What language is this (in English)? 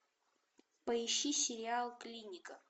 Russian